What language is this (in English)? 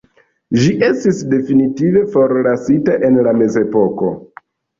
Esperanto